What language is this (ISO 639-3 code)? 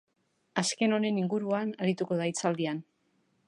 eus